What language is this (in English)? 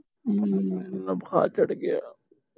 Punjabi